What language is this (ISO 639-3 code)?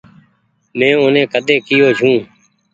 gig